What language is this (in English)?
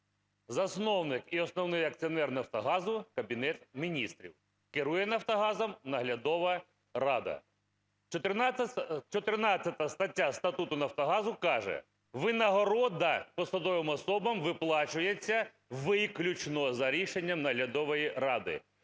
Ukrainian